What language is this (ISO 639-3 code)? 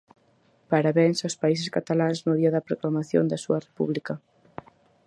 glg